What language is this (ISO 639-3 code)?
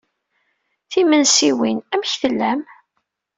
kab